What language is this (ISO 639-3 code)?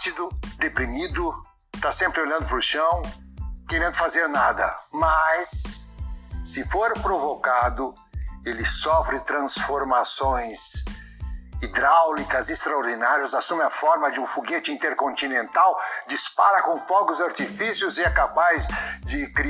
por